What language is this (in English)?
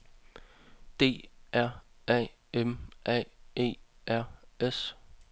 Danish